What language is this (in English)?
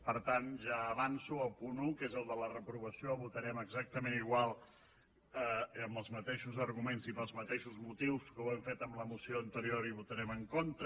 Catalan